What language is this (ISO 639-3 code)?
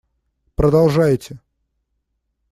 rus